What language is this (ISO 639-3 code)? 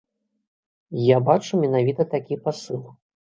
bel